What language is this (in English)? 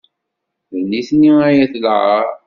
Kabyle